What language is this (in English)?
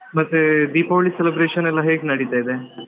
Kannada